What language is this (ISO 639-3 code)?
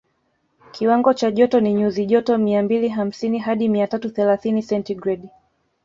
swa